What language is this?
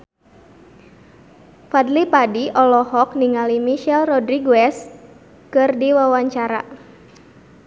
Sundanese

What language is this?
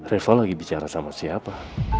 Indonesian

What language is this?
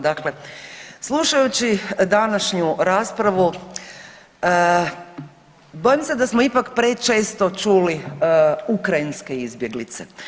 Croatian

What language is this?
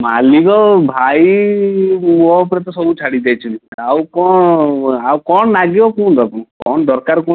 Odia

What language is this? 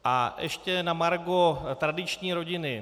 Czech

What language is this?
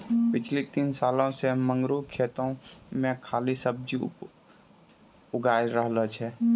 Maithili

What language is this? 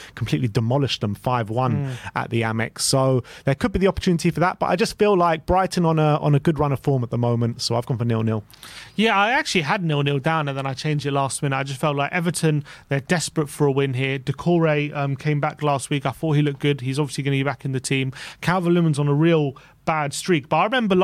English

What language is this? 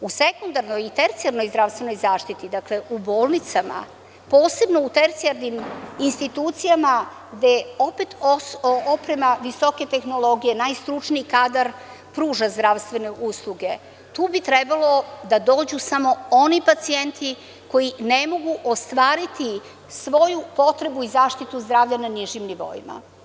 Serbian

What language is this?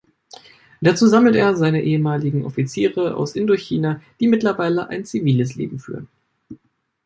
German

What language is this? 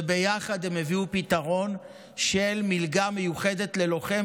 Hebrew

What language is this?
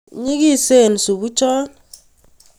Kalenjin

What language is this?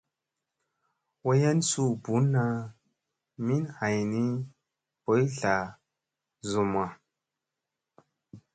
Musey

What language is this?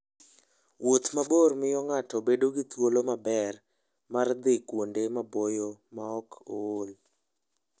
Luo (Kenya and Tanzania)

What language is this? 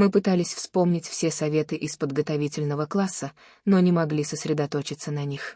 Russian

